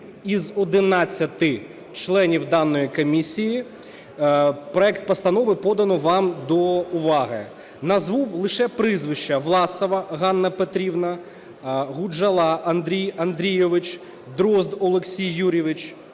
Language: Ukrainian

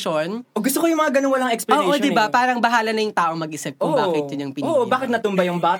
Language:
Filipino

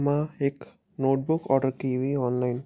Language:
Sindhi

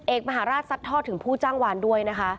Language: Thai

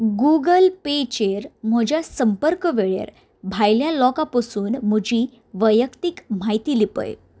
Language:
Konkani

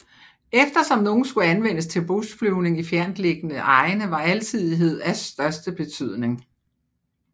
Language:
Danish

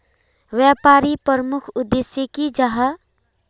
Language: Magahi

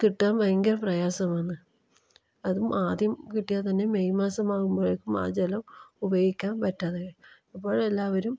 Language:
Malayalam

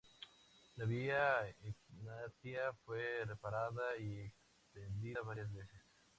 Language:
Spanish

